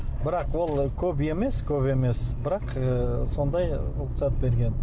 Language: Kazakh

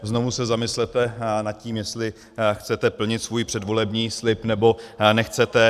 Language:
Czech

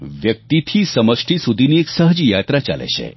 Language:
Gujarati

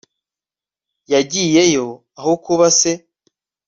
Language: Kinyarwanda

